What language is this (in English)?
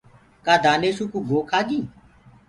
Gurgula